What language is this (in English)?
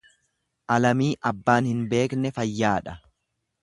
Oromo